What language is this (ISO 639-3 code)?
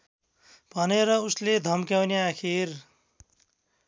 nep